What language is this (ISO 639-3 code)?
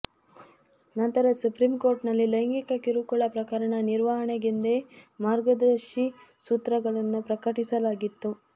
kan